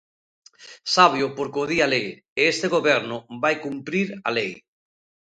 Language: Galician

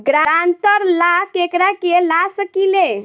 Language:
Bhojpuri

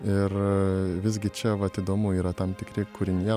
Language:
Lithuanian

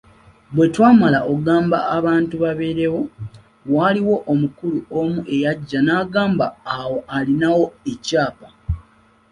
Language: Ganda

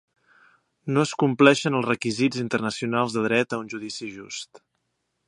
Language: Catalan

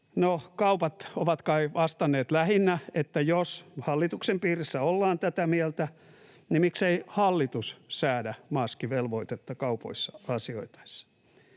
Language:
Finnish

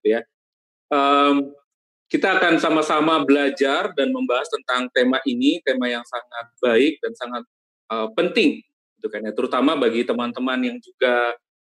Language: Indonesian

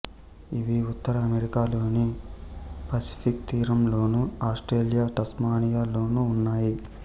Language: Telugu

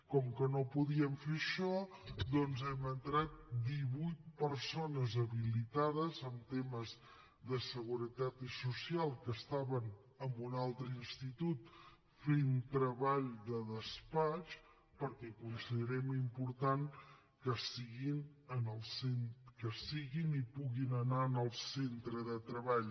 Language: Catalan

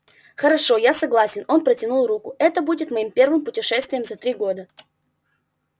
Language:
Russian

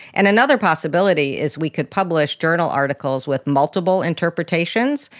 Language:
English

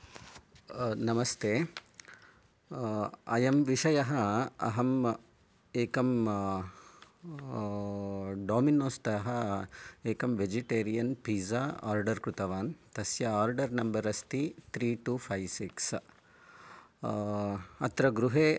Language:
Sanskrit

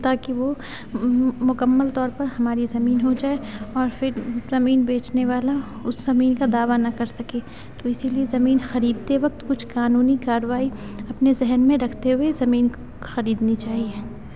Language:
Urdu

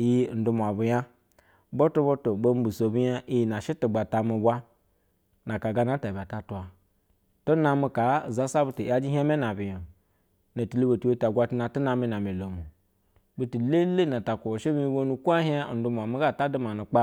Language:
Basa (Nigeria)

